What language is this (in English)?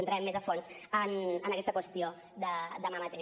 Catalan